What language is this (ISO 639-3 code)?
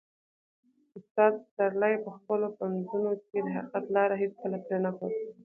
pus